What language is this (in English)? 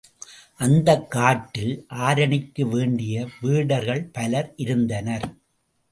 Tamil